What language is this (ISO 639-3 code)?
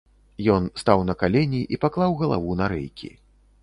bel